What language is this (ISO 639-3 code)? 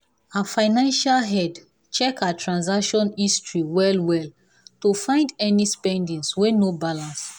pcm